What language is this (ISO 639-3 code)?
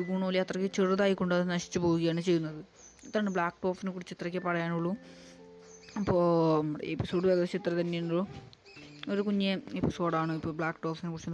mal